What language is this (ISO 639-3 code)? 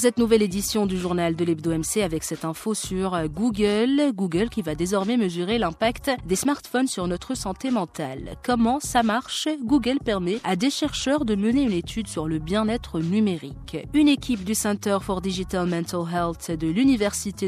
fra